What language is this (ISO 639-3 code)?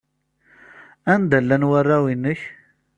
kab